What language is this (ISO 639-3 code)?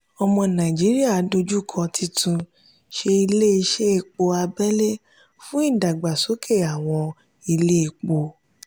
yor